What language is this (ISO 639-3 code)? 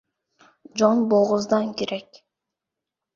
uzb